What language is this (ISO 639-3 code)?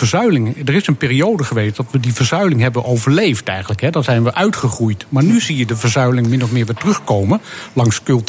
nld